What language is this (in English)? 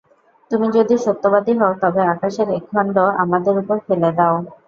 Bangla